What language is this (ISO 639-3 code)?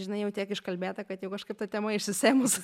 lit